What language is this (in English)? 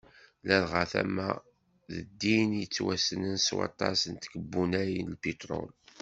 Kabyle